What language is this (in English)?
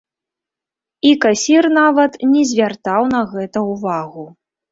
Belarusian